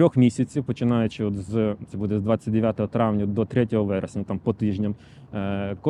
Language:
Ukrainian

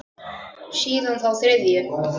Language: Icelandic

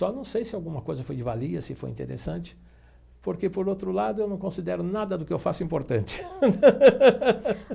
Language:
Portuguese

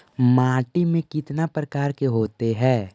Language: Magahi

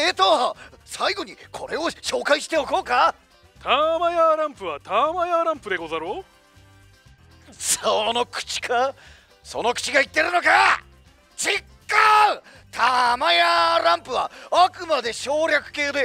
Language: Japanese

